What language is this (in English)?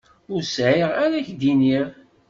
Kabyle